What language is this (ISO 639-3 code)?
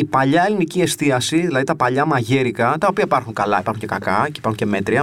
ell